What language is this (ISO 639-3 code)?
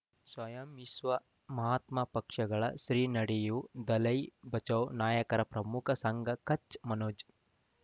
kan